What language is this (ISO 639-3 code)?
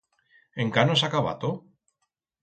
arg